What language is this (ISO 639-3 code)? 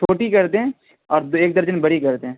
urd